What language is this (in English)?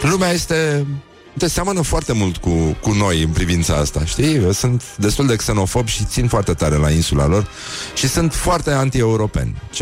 Romanian